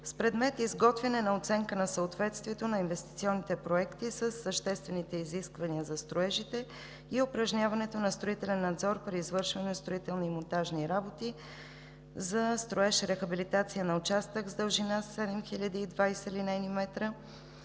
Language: Bulgarian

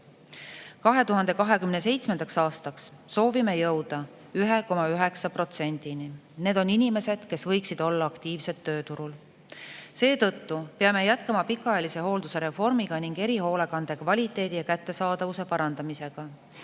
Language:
Estonian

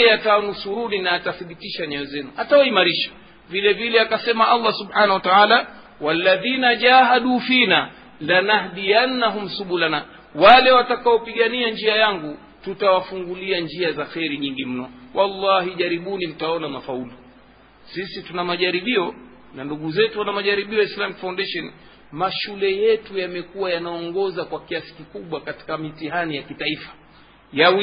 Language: Swahili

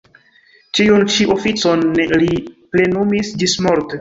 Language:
Esperanto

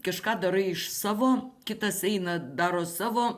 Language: Lithuanian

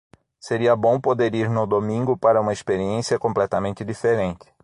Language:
Portuguese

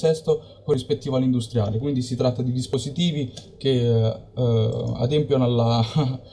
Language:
Italian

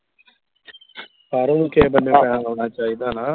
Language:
Punjabi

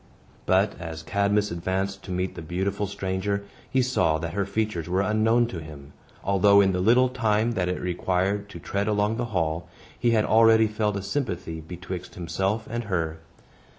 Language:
English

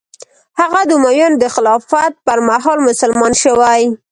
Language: Pashto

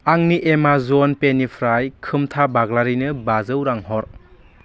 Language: Bodo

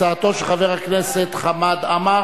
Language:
Hebrew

